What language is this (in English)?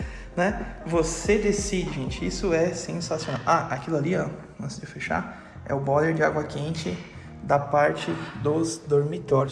Portuguese